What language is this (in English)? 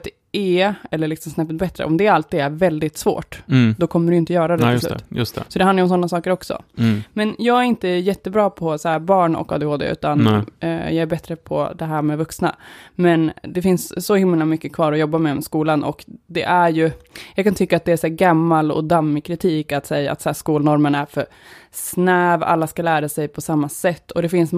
Swedish